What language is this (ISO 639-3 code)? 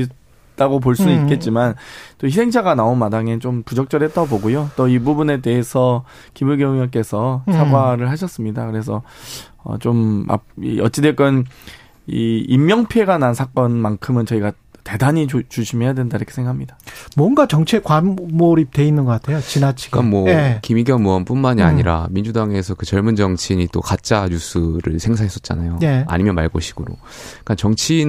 kor